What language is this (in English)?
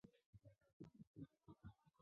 Chinese